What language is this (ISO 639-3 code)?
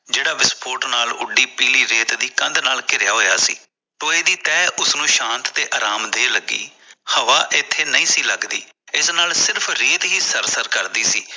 pan